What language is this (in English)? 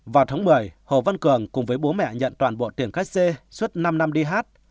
Vietnamese